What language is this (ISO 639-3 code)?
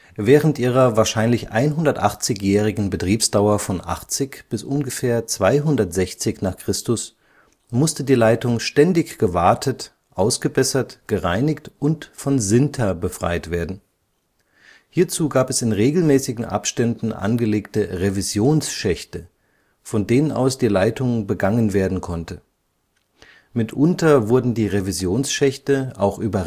deu